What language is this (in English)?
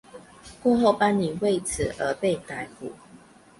Chinese